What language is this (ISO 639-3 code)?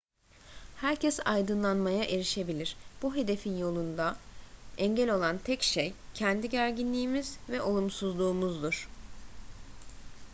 tur